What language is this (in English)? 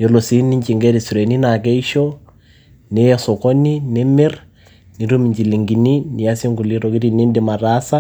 Masai